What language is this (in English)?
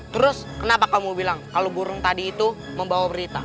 Indonesian